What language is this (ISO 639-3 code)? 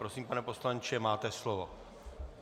ces